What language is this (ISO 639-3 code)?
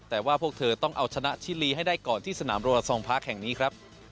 tha